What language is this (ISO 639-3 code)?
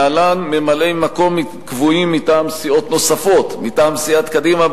heb